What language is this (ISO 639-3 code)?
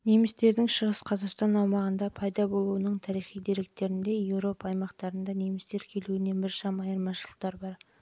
kaz